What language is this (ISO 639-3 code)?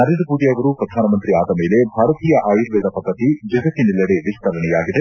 kan